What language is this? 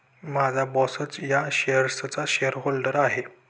Marathi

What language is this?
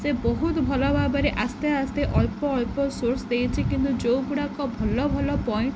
Odia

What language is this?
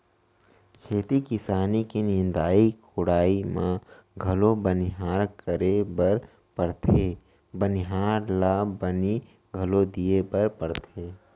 Chhattisgarhi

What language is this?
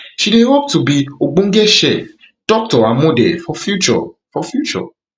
Nigerian Pidgin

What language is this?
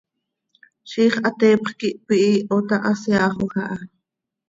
Seri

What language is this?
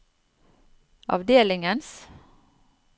Norwegian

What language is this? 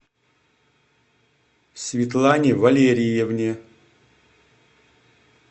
Russian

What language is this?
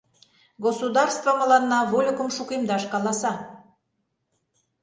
Mari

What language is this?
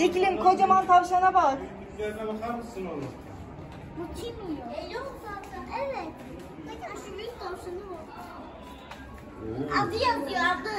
Turkish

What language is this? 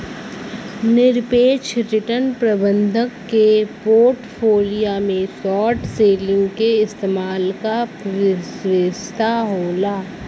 Bhojpuri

